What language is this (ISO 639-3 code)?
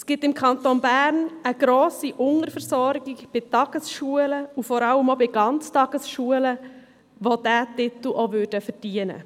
gsw